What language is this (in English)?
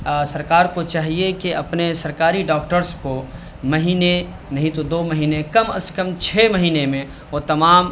Urdu